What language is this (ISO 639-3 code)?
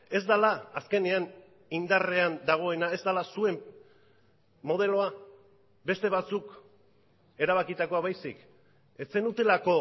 eus